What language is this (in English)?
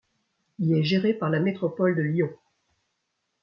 French